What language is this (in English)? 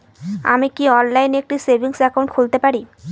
Bangla